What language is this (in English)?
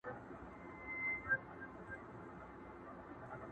Pashto